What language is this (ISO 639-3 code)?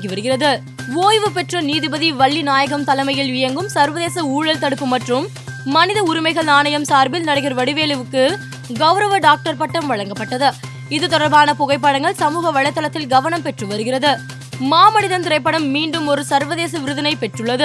tam